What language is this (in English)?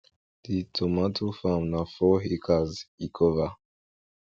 Nigerian Pidgin